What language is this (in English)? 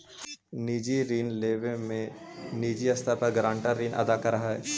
Magahi